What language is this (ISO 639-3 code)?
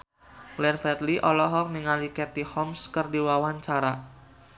sun